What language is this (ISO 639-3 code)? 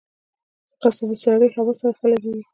pus